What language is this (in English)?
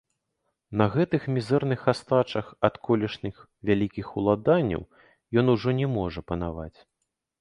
Belarusian